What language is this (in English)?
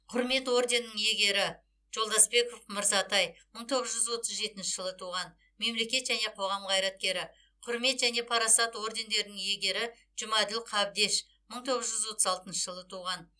Kazakh